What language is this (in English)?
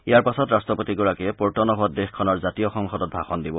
Assamese